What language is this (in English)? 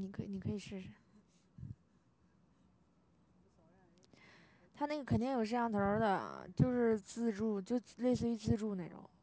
Chinese